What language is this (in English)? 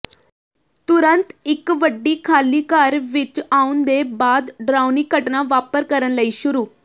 Punjabi